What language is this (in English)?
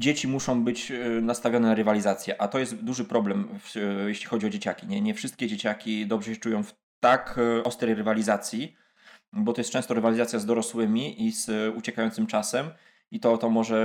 Polish